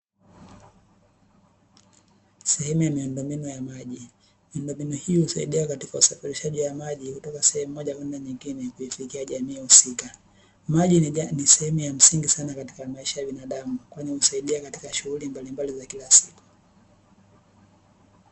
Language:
Swahili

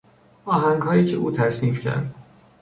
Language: Persian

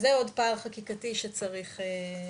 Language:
Hebrew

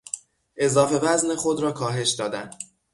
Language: Persian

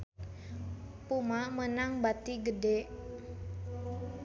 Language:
Sundanese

